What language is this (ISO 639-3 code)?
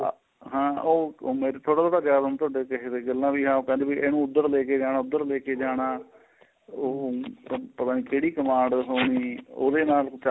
pan